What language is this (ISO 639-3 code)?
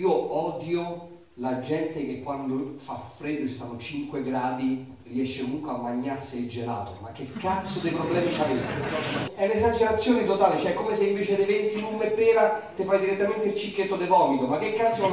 ita